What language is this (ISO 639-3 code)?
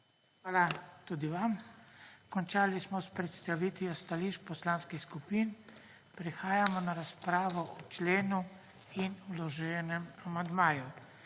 slv